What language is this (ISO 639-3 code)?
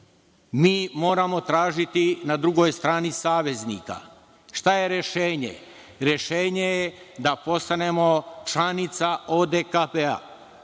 srp